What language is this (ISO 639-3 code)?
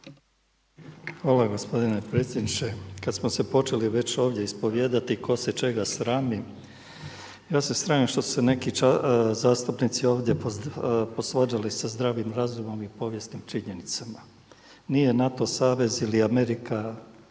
hrv